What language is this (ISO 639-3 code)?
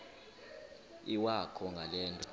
xho